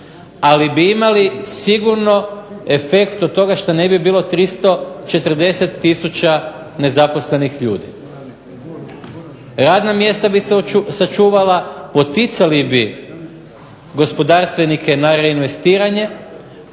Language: Croatian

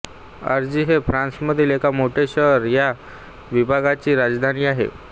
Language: Marathi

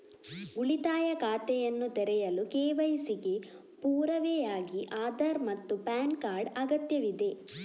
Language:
Kannada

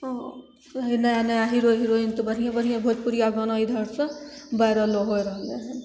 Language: Maithili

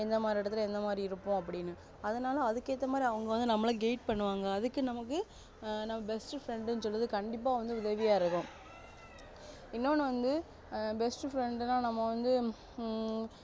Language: Tamil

